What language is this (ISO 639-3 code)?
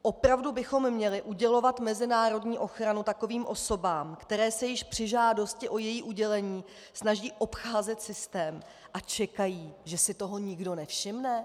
ces